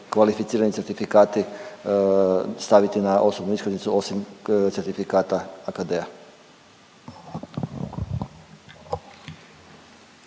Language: Croatian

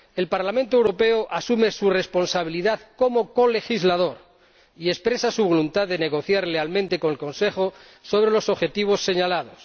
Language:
Spanish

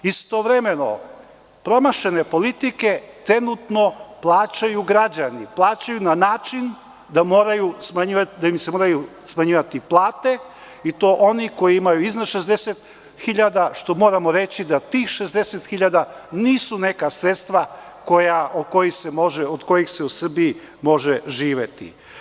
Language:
Serbian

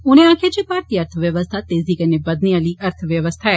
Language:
Dogri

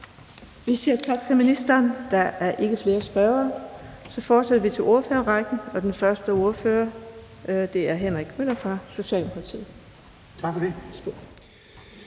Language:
Danish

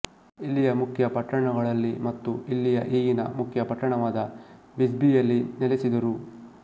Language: Kannada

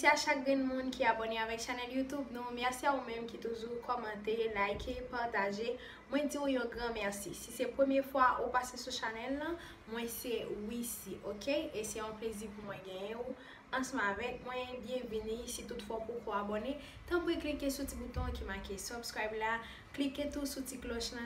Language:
Romanian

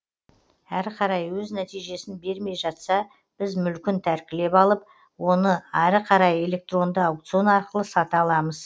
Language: Kazakh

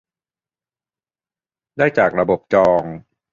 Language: Thai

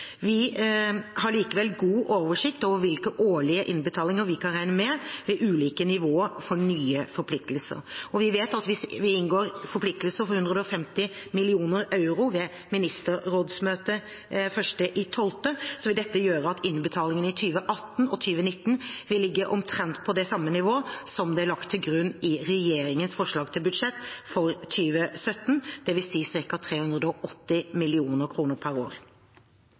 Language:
Norwegian Bokmål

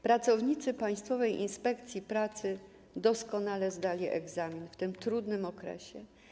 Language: Polish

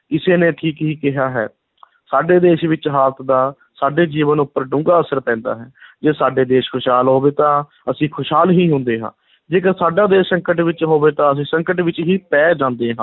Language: Punjabi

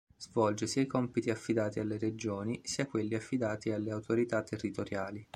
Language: Italian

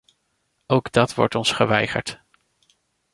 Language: Dutch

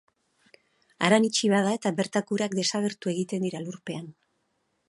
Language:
Basque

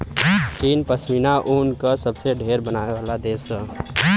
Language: Bhojpuri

